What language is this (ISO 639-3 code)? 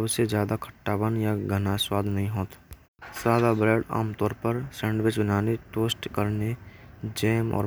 bra